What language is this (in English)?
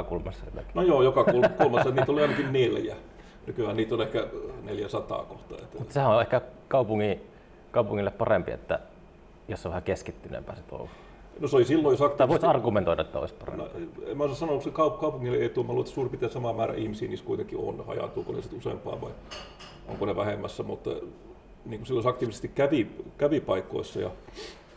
Finnish